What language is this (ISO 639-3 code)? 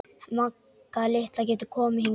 isl